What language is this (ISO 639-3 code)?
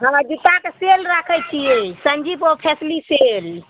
mai